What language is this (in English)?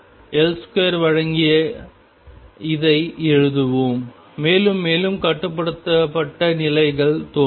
Tamil